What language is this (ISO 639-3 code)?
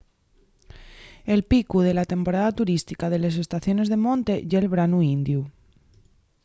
ast